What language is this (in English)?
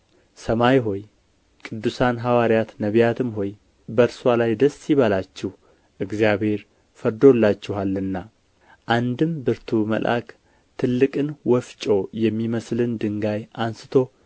Amharic